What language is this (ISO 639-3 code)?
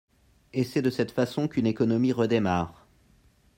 fra